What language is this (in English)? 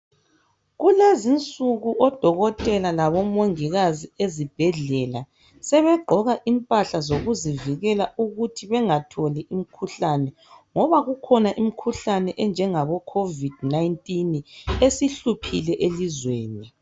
North Ndebele